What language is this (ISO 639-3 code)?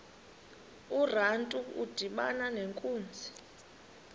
xho